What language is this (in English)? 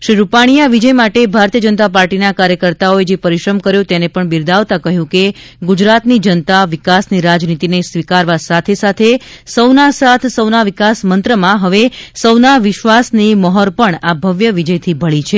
Gujarati